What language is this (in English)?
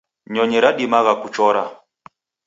Taita